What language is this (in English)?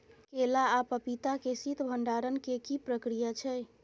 Maithili